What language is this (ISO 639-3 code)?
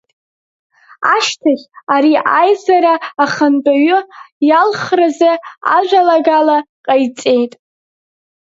abk